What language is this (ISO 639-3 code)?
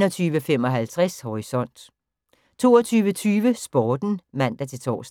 dan